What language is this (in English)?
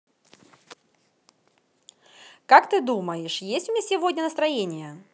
Russian